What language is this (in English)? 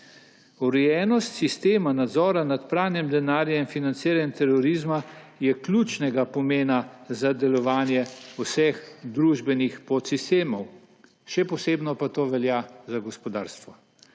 Slovenian